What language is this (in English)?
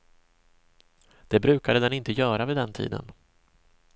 Swedish